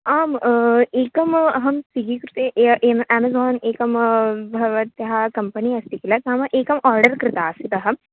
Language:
Sanskrit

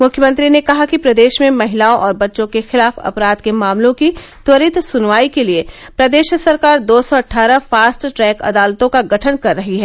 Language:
Hindi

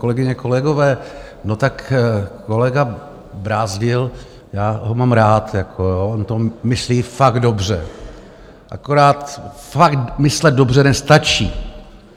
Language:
Czech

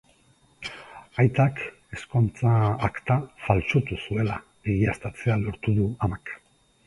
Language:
Basque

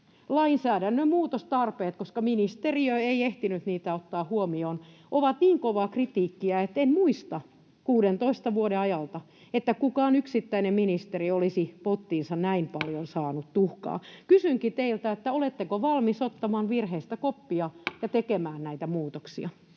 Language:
Finnish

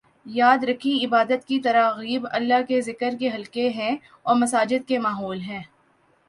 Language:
Urdu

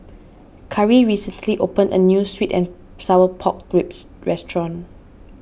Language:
English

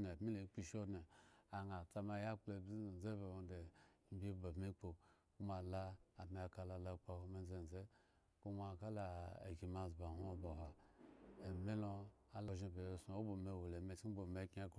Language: Eggon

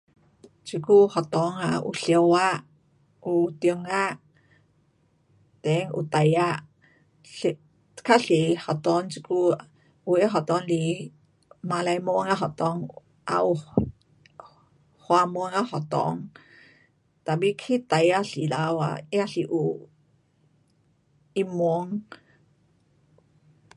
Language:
Pu-Xian Chinese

